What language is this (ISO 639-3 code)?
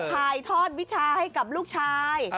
tha